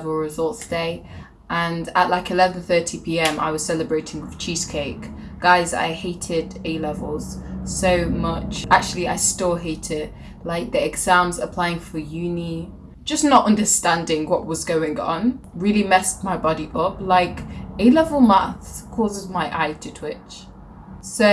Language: English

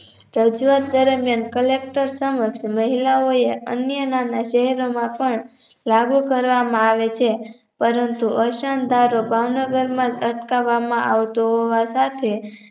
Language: Gujarati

